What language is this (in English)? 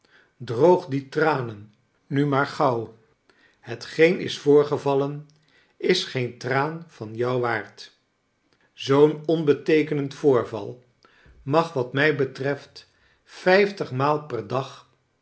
Dutch